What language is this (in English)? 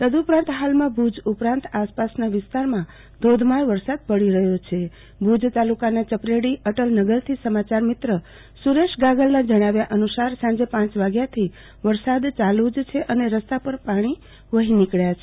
Gujarati